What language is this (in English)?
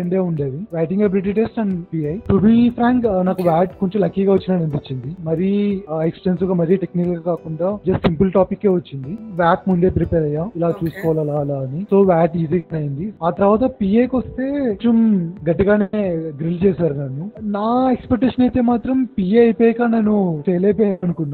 Telugu